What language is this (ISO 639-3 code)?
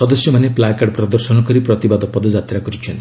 ori